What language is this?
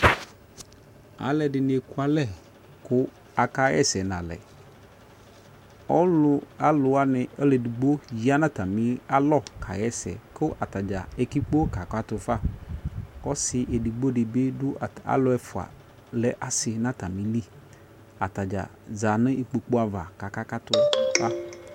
Ikposo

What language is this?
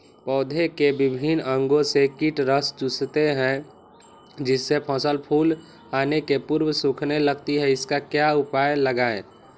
Magahi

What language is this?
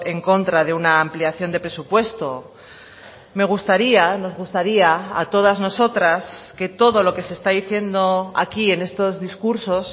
Spanish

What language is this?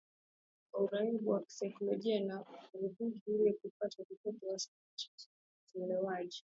Swahili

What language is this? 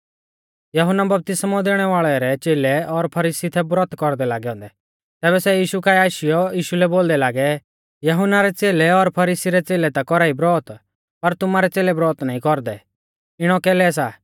Mahasu Pahari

